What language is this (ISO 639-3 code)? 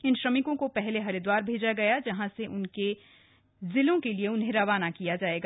hin